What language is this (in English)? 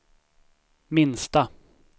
Swedish